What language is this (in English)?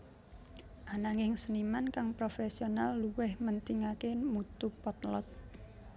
Javanese